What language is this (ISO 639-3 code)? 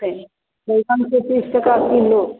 mai